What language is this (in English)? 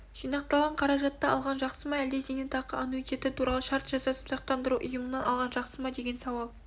Kazakh